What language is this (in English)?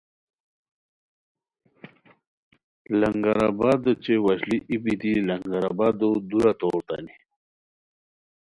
Khowar